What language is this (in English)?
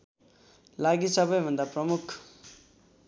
Nepali